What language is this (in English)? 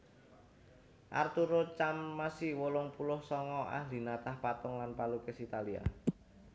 Javanese